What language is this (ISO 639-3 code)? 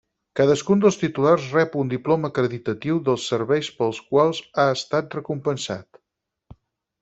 cat